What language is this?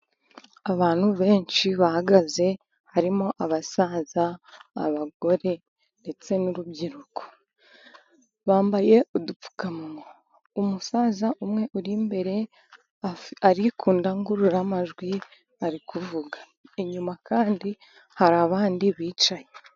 Kinyarwanda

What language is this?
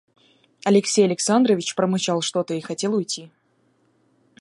Russian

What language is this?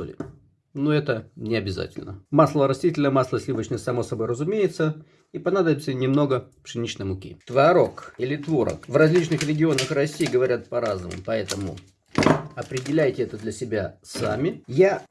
Russian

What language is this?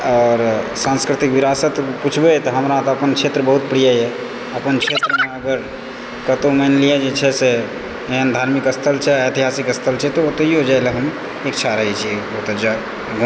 Maithili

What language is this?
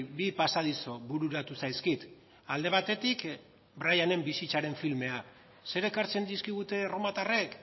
Basque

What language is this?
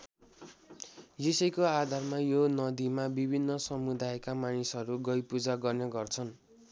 Nepali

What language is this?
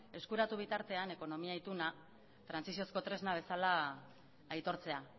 Basque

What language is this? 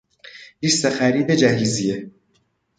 Persian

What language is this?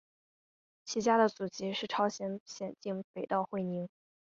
Chinese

